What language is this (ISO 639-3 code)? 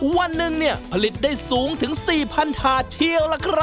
tha